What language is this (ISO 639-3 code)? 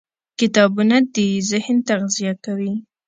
pus